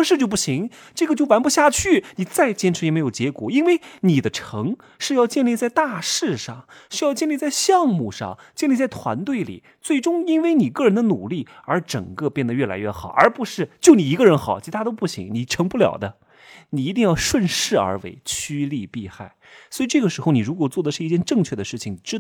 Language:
Chinese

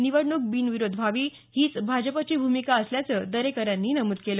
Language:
Marathi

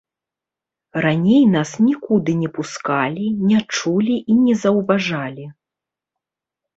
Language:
Belarusian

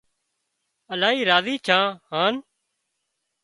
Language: Wadiyara Koli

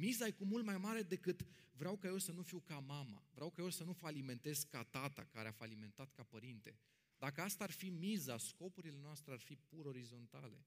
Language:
Romanian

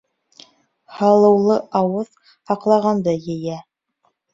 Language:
Bashkir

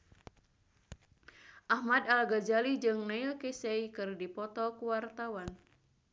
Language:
Sundanese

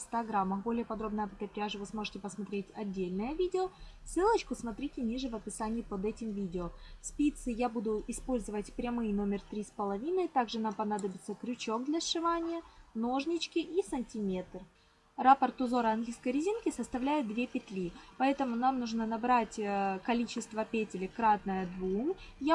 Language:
Russian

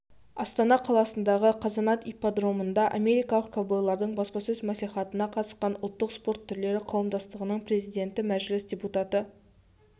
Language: Kazakh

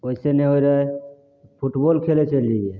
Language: Maithili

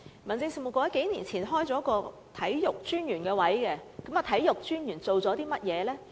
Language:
Cantonese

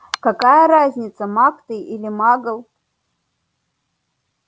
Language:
Russian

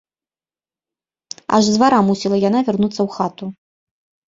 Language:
Belarusian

